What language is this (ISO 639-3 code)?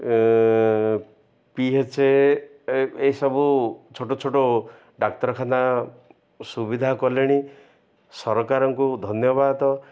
ori